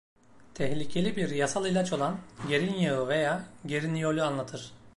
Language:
Turkish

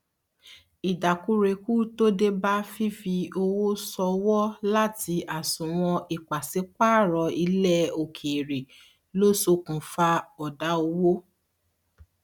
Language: Yoruba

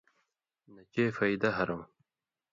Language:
Indus Kohistani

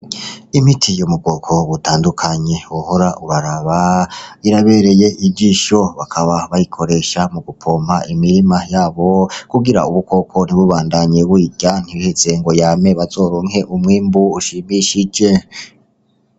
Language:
Rundi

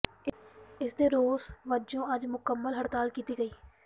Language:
Punjabi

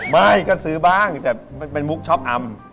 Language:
Thai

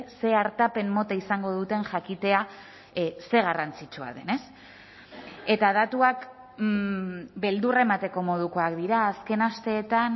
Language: Basque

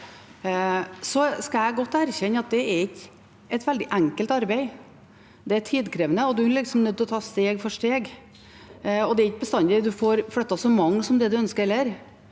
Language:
Norwegian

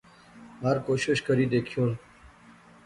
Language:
Pahari-Potwari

